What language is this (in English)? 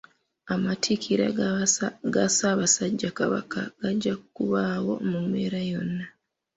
Ganda